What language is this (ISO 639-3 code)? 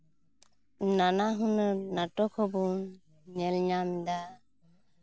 sat